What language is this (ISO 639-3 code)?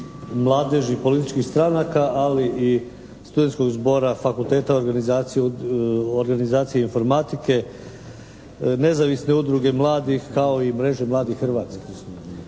hrv